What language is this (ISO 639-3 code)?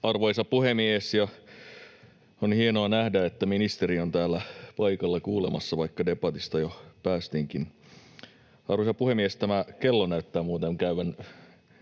fin